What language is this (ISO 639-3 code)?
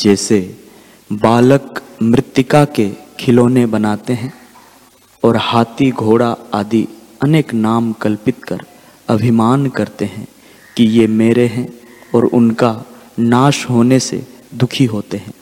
hin